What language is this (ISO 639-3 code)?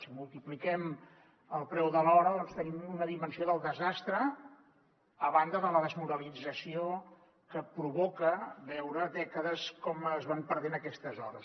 cat